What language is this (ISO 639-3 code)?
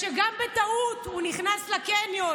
heb